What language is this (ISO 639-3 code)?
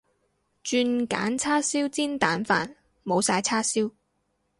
yue